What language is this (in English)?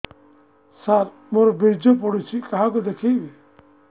Odia